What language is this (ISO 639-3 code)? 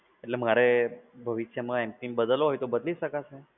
guj